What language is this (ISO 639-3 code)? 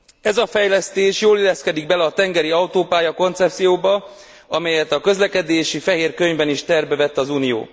hun